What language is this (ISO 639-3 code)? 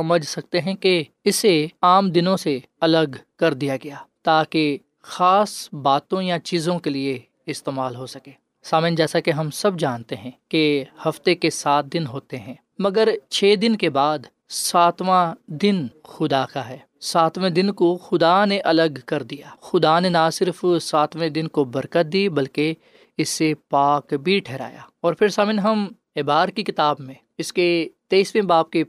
urd